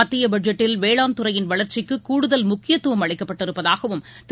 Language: Tamil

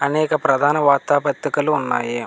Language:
Telugu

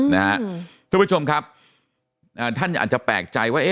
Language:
Thai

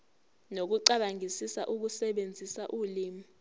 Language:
Zulu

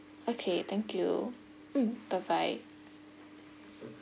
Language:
English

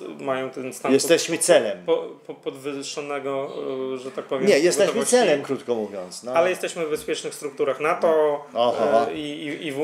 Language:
Polish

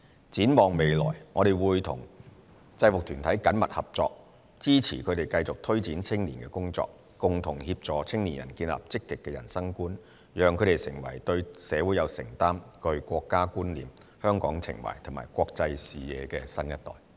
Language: Cantonese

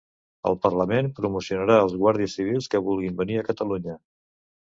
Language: Catalan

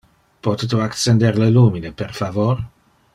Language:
Interlingua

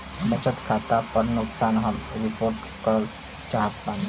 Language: Bhojpuri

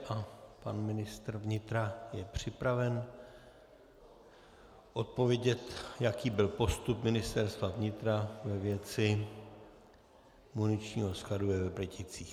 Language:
Czech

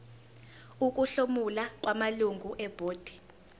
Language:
Zulu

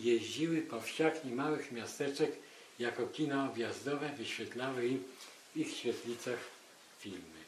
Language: Polish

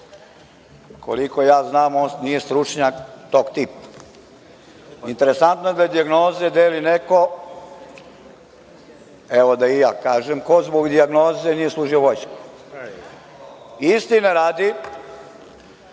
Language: Serbian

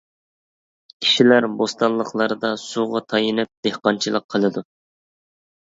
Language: Uyghur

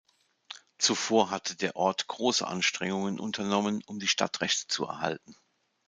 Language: German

